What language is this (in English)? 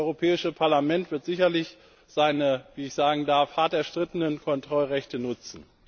German